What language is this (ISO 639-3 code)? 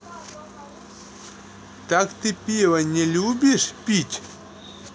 rus